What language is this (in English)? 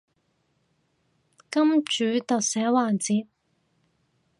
Cantonese